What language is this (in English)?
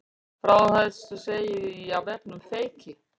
Icelandic